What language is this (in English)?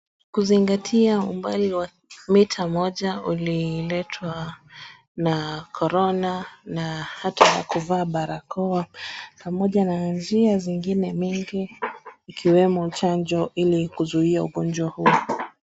Swahili